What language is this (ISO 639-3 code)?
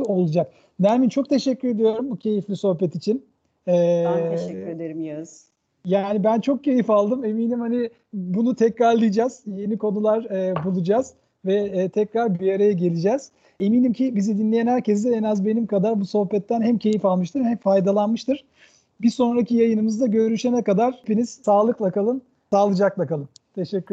tur